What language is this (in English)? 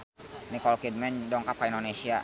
Sundanese